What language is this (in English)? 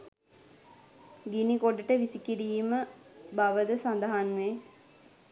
Sinhala